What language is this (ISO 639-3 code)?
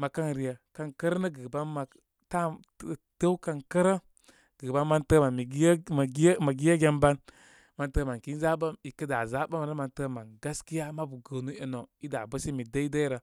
kmy